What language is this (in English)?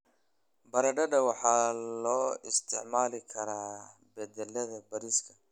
Somali